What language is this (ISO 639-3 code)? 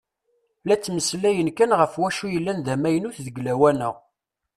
kab